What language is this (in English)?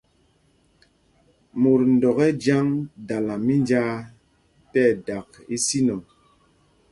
Mpumpong